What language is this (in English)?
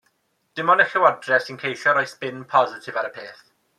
Welsh